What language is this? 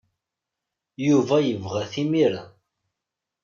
Kabyle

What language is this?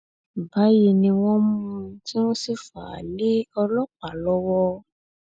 Yoruba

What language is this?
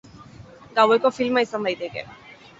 Basque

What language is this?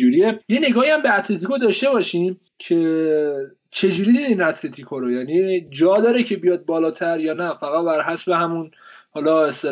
Persian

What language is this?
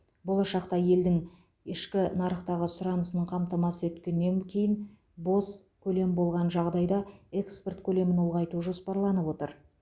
Kazakh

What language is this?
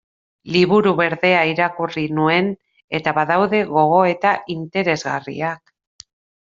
Basque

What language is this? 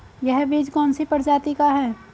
Hindi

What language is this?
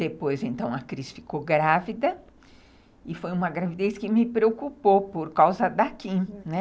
Portuguese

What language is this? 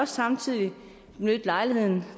Danish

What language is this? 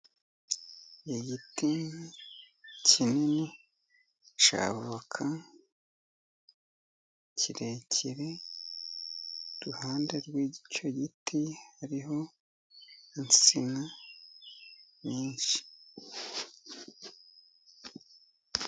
Kinyarwanda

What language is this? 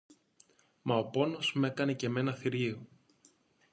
Greek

